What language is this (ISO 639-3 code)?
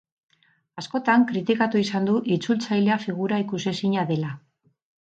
eus